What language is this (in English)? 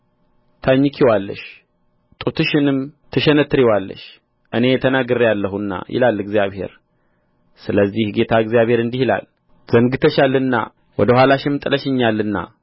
Amharic